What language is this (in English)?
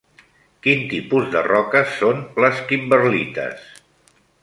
Catalan